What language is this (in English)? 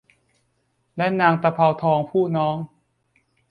Thai